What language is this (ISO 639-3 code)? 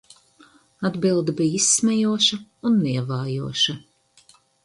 lav